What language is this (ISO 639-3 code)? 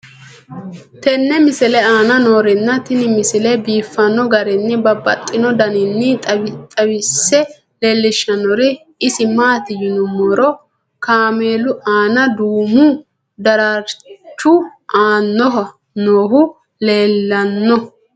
sid